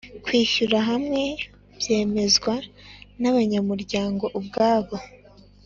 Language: Kinyarwanda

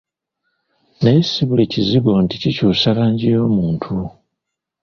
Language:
Ganda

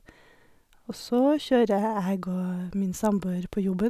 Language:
Norwegian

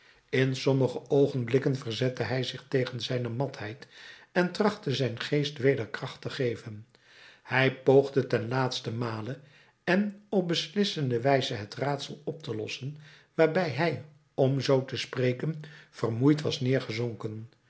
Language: Dutch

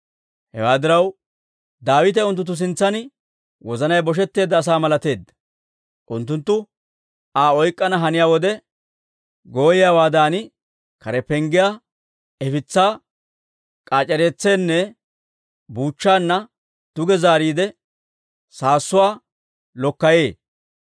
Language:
Dawro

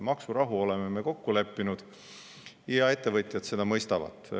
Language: Estonian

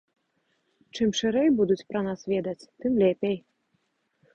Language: Belarusian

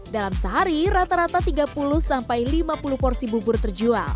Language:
Indonesian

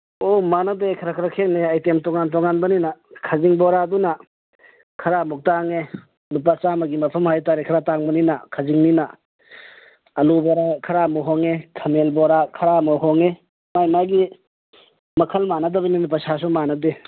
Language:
Manipuri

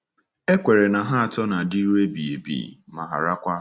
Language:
Igbo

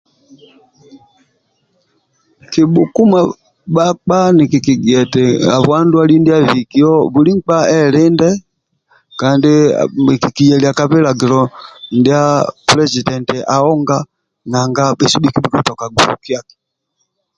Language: Amba (Uganda)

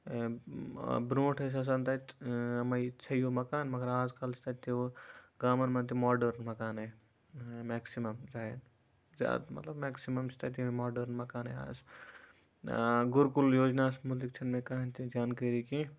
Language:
Kashmiri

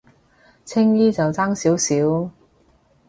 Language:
Cantonese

